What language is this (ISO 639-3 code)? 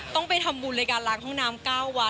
tha